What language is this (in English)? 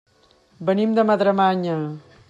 Catalan